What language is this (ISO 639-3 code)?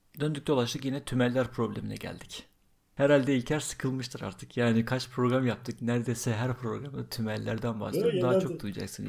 tur